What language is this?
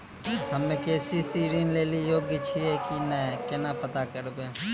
Maithili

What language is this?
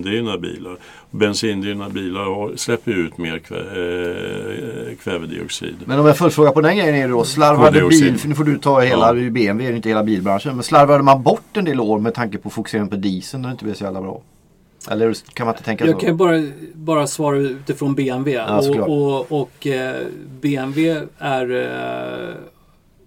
Swedish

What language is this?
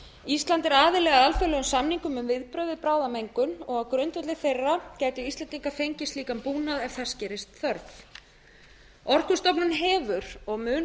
Icelandic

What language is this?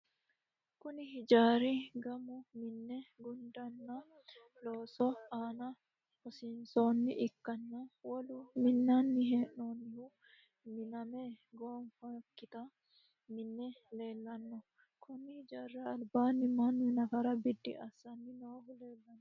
Sidamo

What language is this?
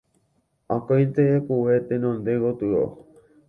Guarani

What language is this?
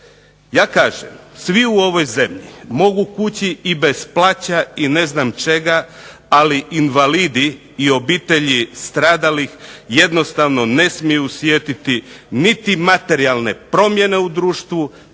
Croatian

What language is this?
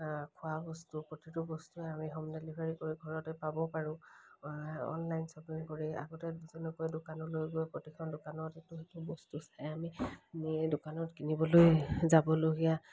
Assamese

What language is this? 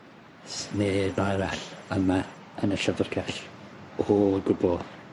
Welsh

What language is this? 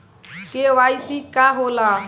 Bhojpuri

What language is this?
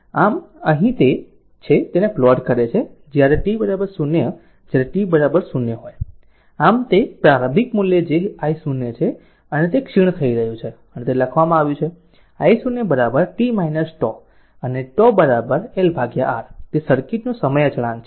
Gujarati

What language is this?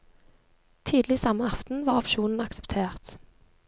Norwegian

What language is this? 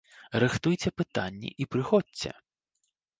Belarusian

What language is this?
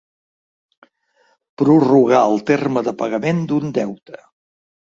Catalan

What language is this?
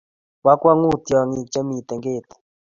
Kalenjin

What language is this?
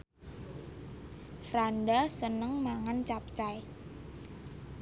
Javanese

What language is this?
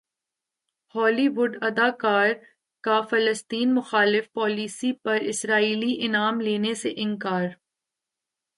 Urdu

